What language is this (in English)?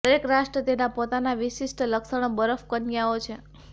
Gujarati